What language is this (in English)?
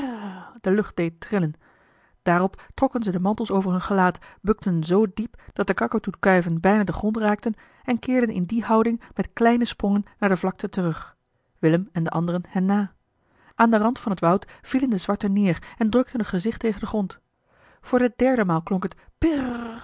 Dutch